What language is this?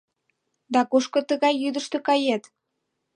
Mari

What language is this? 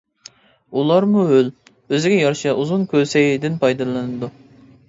Uyghur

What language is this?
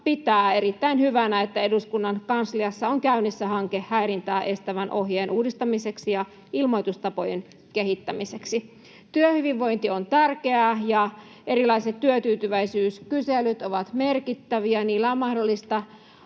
Finnish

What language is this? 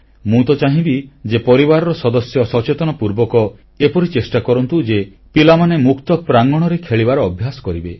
Odia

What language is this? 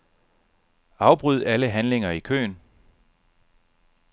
Danish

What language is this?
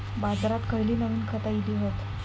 Marathi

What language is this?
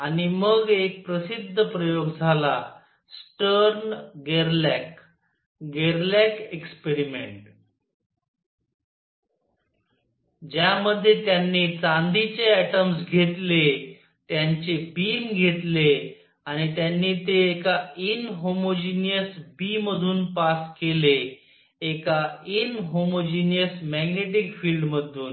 Marathi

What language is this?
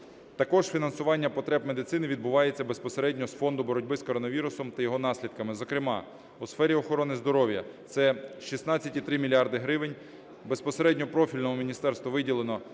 Ukrainian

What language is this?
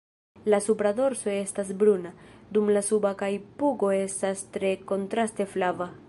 Esperanto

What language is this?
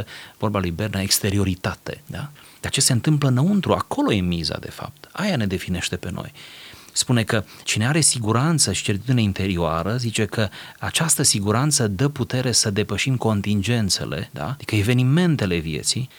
Romanian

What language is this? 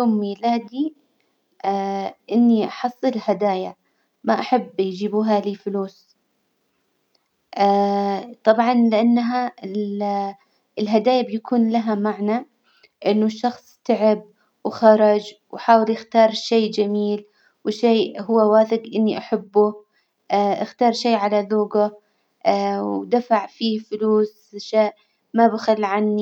Hijazi Arabic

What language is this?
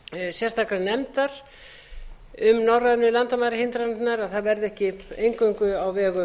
Icelandic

